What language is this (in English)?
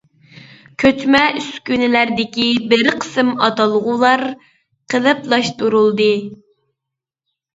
Uyghur